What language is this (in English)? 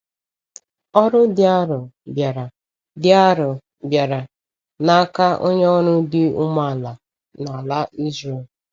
Igbo